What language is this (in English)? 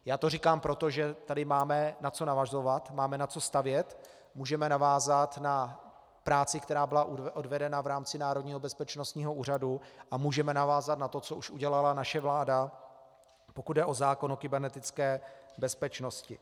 Czech